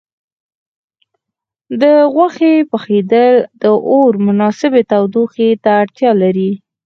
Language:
Pashto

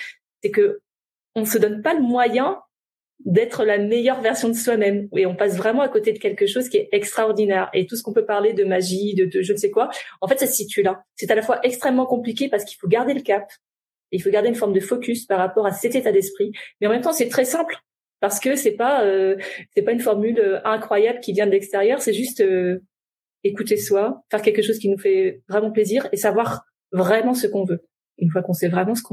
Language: French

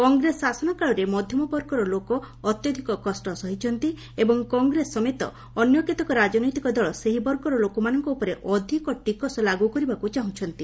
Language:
Odia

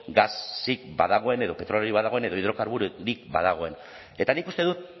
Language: Basque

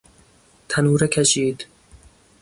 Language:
Persian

